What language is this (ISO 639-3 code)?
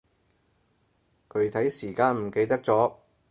yue